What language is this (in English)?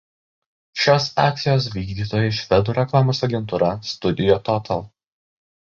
Lithuanian